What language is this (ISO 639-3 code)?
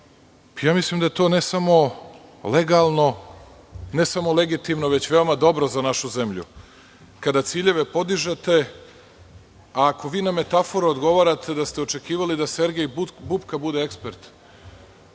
srp